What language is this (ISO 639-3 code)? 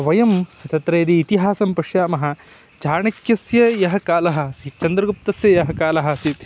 san